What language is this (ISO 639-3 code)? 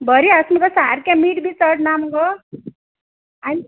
kok